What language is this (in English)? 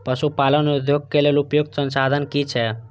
Maithili